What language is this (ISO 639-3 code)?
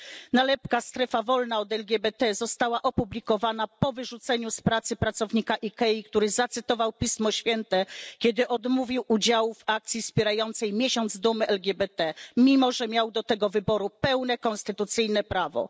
pol